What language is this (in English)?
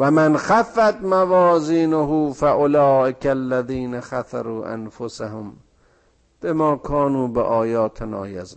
Persian